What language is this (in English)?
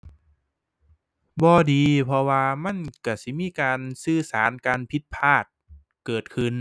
Thai